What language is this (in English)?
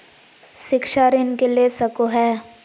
Magahi